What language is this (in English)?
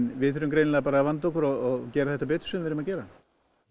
Icelandic